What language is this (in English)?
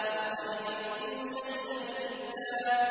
Arabic